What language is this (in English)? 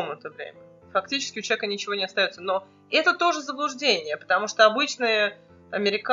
Russian